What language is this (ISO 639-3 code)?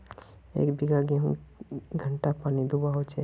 mag